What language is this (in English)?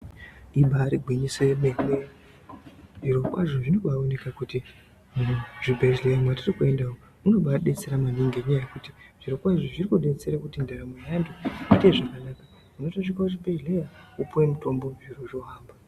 Ndau